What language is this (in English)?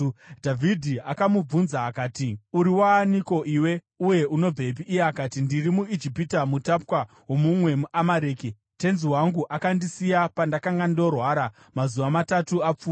Shona